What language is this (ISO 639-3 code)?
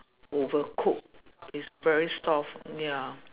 eng